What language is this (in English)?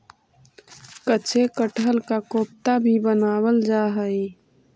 Magahi